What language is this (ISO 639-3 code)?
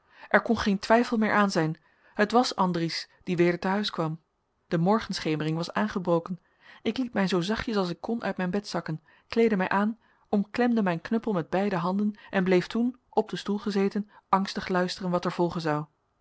nld